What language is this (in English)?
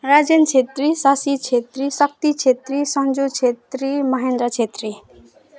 Nepali